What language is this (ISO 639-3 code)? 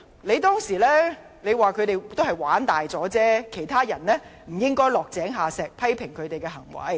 yue